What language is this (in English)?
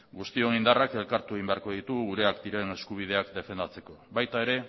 Basque